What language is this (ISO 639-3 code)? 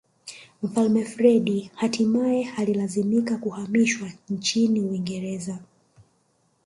swa